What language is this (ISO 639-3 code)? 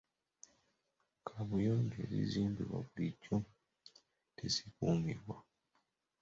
lug